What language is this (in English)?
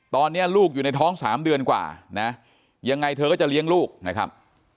Thai